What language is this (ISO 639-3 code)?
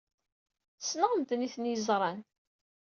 kab